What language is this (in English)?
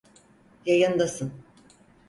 Turkish